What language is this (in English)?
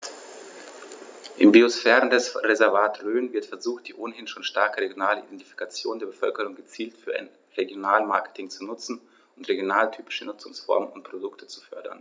German